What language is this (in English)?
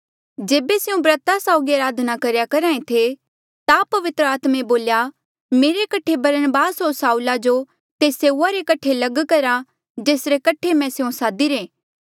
Mandeali